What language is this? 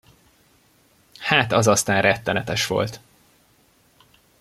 Hungarian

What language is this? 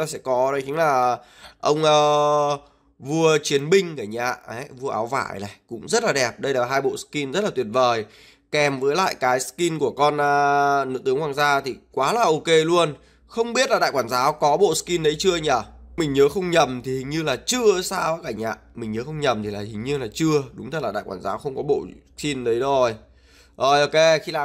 Vietnamese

